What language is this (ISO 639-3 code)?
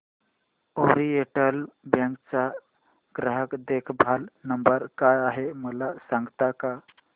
mar